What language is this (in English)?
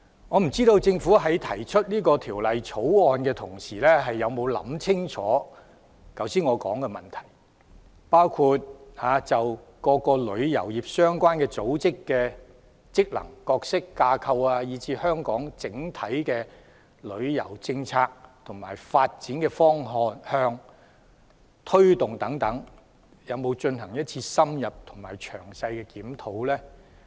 Cantonese